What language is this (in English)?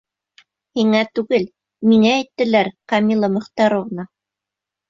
Bashkir